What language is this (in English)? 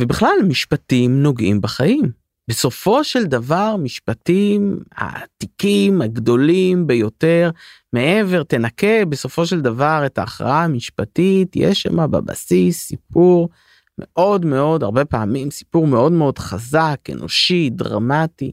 Hebrew